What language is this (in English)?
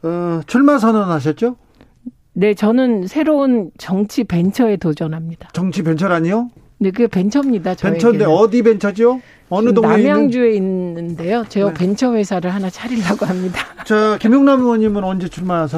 Korean